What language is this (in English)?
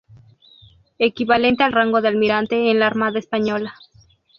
Spanish